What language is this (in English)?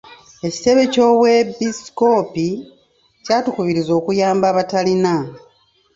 Ganda